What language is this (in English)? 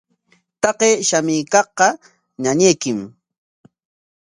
Corongo Ancash Quechua